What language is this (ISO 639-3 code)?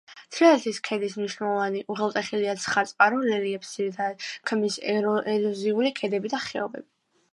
kat